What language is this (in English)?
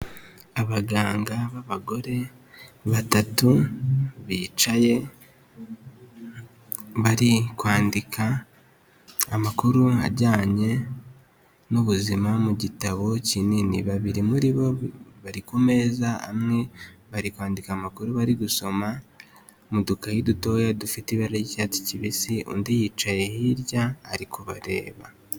Kinyarwanda